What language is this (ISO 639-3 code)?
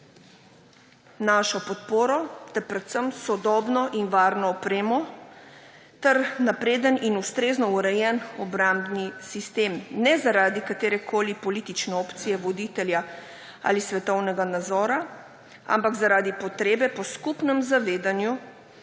slv